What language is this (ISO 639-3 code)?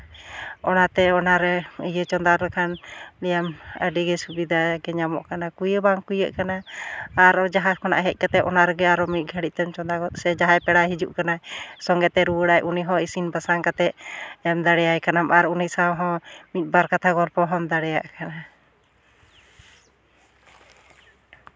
sat